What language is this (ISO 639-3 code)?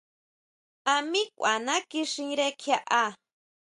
mau